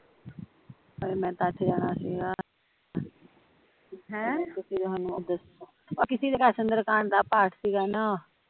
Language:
Punjabi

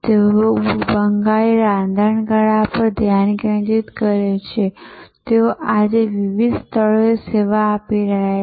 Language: Gujarati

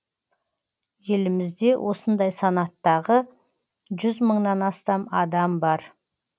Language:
Kazakh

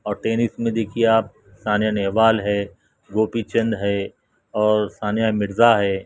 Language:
Urdu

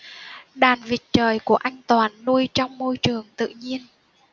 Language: Vietnamese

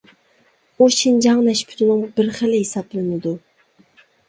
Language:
Uyghur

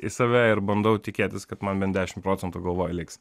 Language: Lithuanian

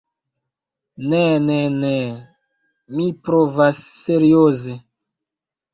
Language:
Esperanto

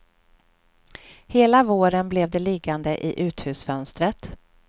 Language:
Swedish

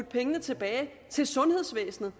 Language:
Danish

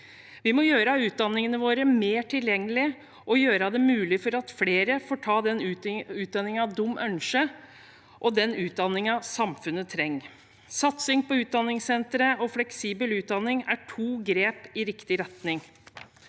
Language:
Norwegian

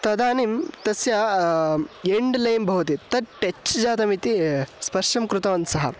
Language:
Sanskrit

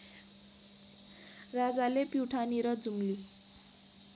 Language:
Nepali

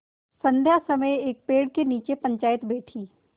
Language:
Hindi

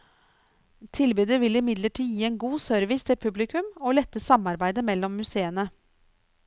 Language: Norwegian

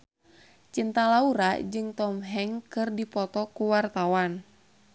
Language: Sundanese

